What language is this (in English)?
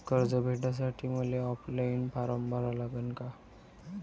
Marathi